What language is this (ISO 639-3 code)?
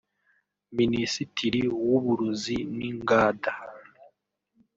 kin